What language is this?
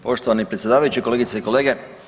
Croatian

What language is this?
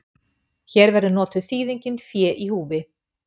Icelandic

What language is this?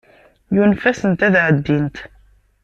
Kabyle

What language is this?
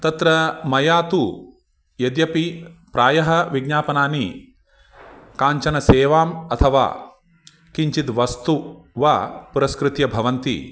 Sanskrit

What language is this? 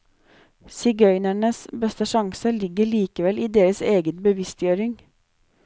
Norwegian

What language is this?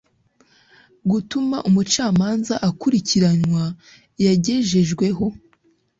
Kinyarwanda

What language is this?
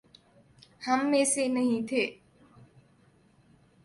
Urdu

